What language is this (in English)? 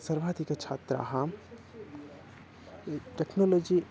Sanskrit